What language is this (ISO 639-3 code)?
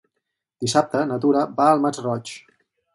cat